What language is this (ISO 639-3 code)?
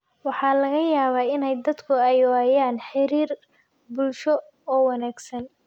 som